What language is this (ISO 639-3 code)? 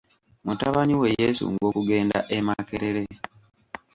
lug